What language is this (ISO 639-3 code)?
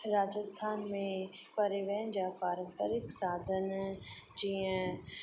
snd